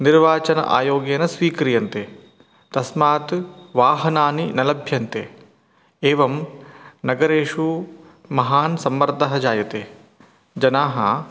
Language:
Sanskrit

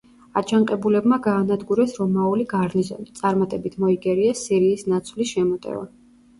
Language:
Georgian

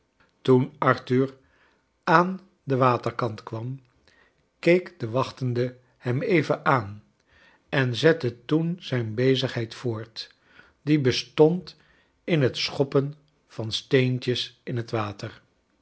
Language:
Dutch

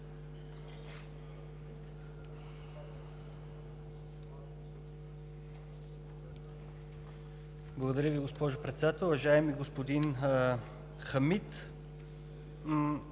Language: Bulgarian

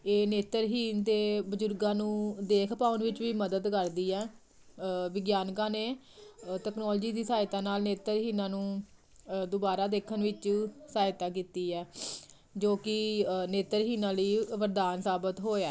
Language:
Punjabi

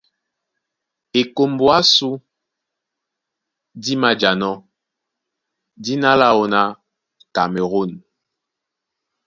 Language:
Duala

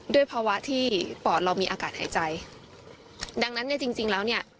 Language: Thai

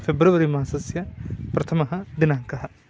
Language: Sanskrit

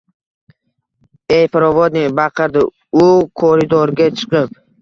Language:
Uzbek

